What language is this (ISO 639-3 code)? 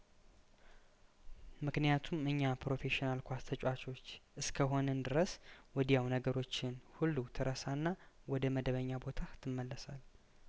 amh